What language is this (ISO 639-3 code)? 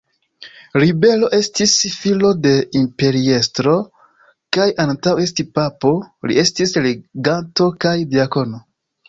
epo